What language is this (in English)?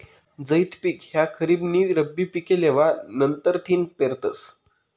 Marathi